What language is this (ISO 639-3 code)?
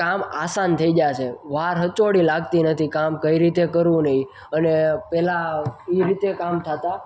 guj